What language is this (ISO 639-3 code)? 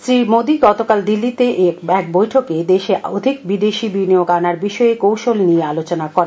ben